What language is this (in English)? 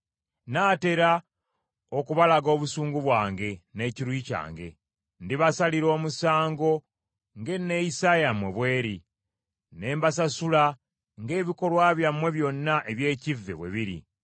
Ganda